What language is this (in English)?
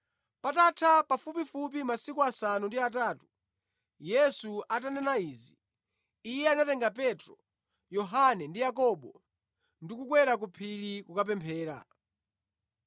Nyanja